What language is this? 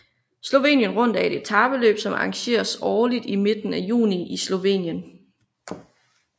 Danish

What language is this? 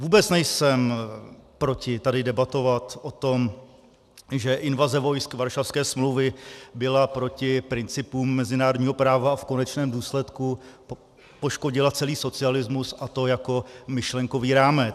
Czech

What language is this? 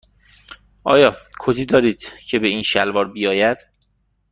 Persian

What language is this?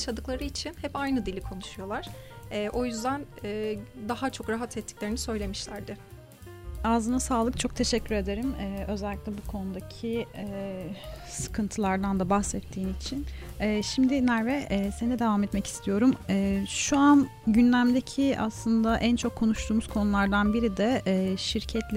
Turkish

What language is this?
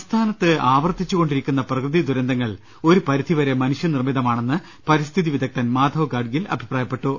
Malayalam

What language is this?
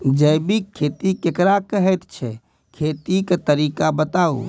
Maithili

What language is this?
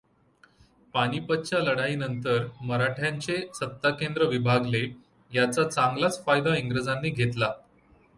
Marathi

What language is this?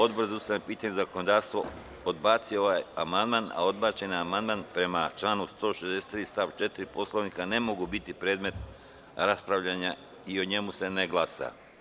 Serbian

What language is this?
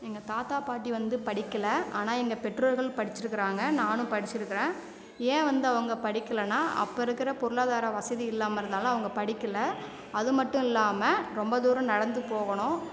Tamil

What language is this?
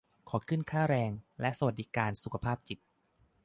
Thai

